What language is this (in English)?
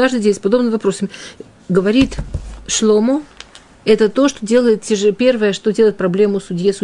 Russian